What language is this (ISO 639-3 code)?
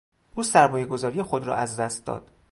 fas